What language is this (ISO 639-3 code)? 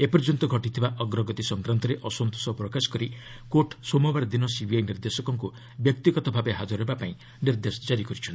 ori